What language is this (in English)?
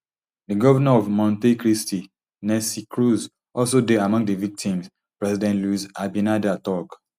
Nigerian Pidgin